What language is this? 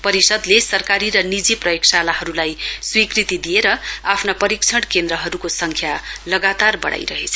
Nepali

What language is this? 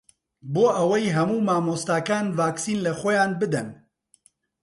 Central Kurdish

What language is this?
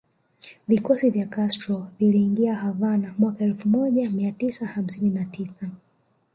Swahili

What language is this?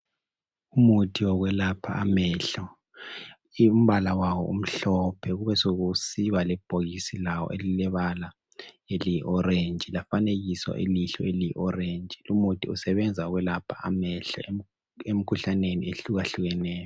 North Ndebele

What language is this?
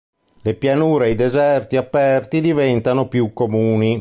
Italian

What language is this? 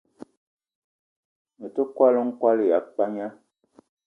Eton (Cameroon)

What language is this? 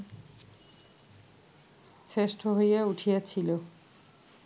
Bangla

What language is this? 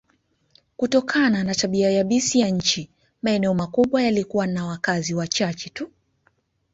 Swahili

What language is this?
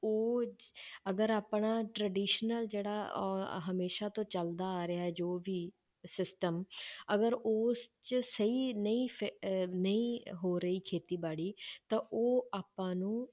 Punjabi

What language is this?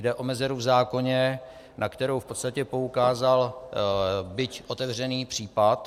Czech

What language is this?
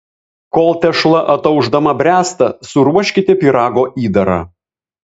Lithuanian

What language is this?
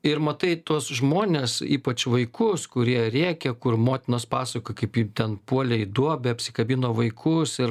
Lithuanian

